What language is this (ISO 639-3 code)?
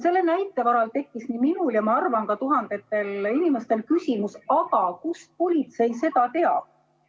est